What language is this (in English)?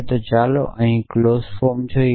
Gujarati